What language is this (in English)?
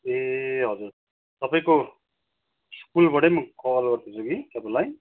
Nepali